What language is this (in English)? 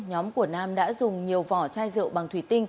Vietnamese